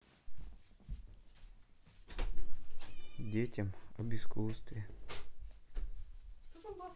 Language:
Russian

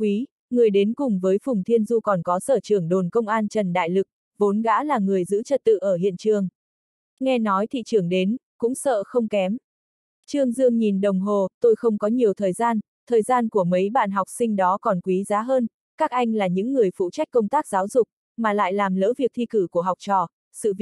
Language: Vietnamese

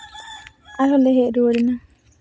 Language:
Santali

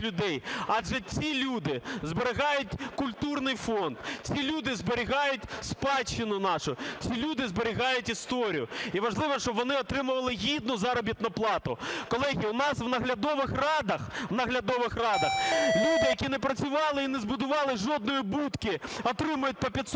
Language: Ukrainian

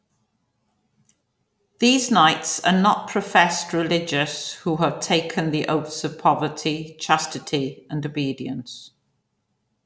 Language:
English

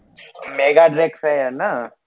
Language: Gujarati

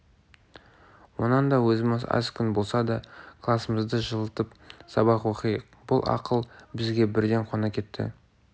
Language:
Kazakh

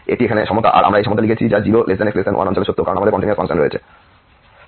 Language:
Bangla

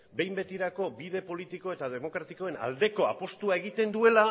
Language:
Basque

